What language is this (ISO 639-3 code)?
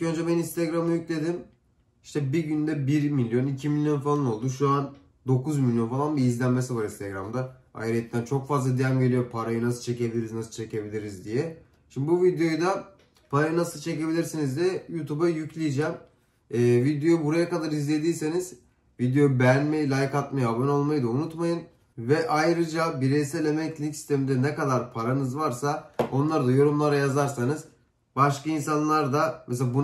tur